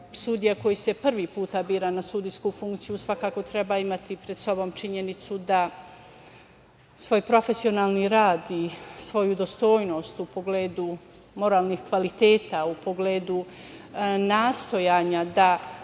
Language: Serbian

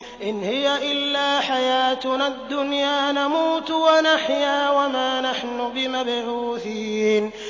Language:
Arabic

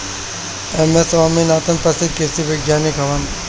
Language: Bhojpuri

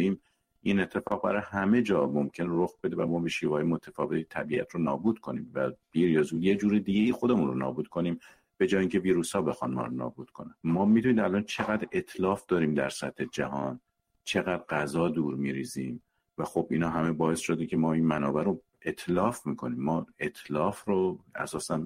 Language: Persian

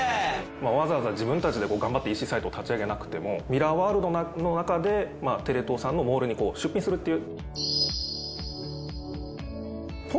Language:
Japanese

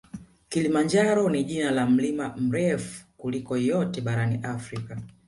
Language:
Swahili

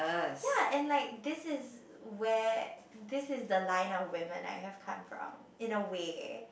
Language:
English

